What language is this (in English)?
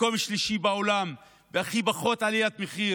Hebrew